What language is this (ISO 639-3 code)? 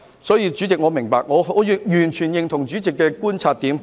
yue